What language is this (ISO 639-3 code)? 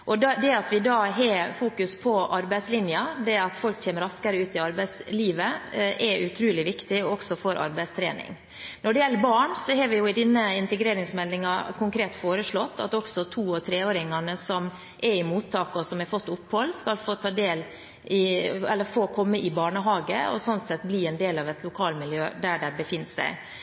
nob